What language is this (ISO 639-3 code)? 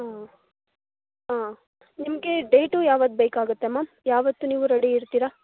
kan